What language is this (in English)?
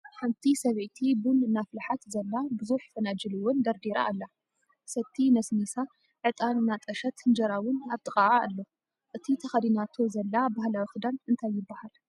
Tigrinya